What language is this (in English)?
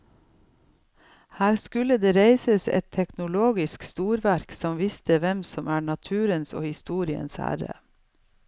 Norwegian